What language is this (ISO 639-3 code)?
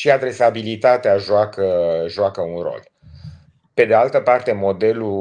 ron